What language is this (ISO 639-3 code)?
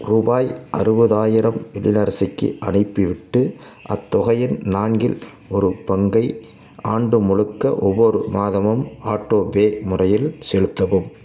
tam